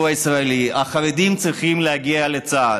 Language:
Hebrew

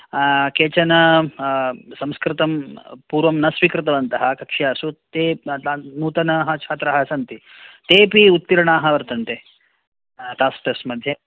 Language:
Sanskrit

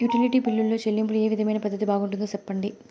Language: Telugu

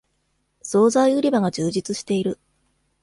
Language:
Japanese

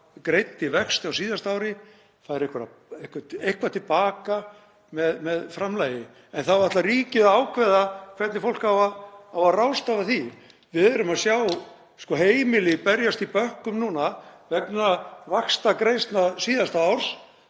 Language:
Icelandic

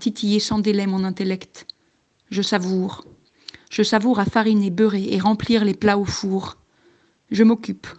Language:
French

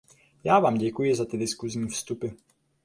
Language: Czech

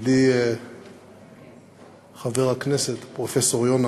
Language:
Hebrew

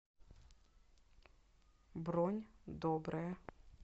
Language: Russian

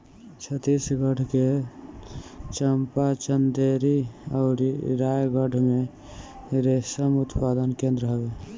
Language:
Bhojpuri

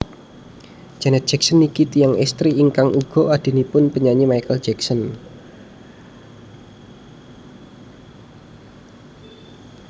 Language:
Javanese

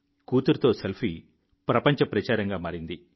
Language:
Telugu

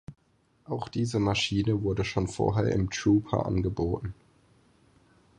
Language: German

